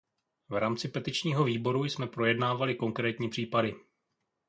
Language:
Czech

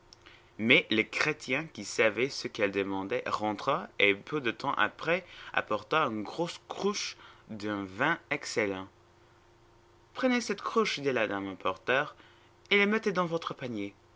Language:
French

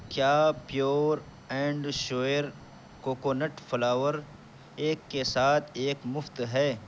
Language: Urdu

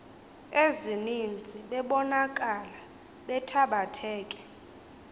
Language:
Xhosa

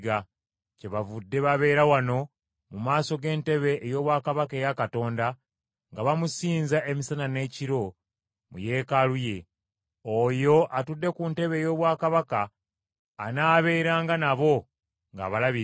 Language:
Ganda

